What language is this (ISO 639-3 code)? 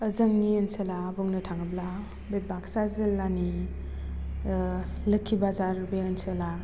brx